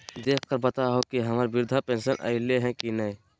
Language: Magahi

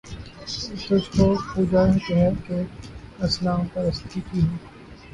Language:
Urdu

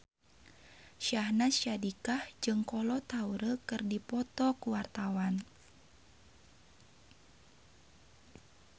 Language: Sundanese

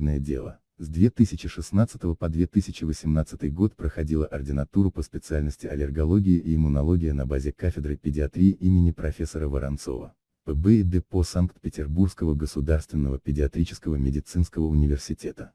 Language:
Russian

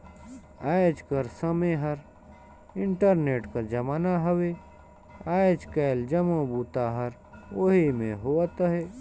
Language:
Chhattisgarhi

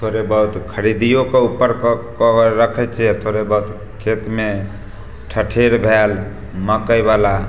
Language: Maithili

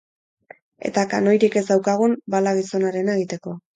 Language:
Basque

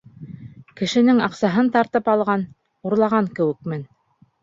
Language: Bashkir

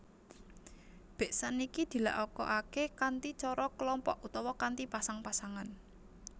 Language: Javanese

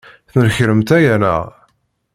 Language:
Kabyle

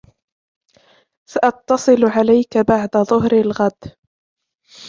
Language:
Arabic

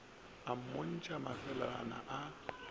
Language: Northern Sotho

